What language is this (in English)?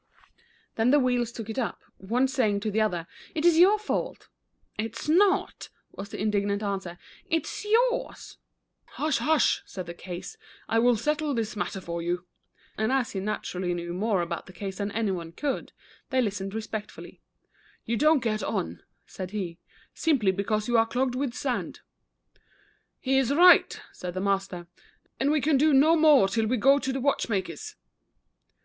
English